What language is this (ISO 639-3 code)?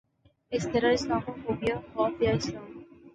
urd